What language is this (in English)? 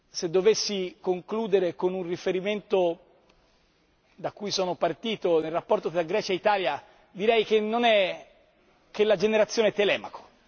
Italian